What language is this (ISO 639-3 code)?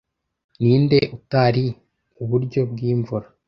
kin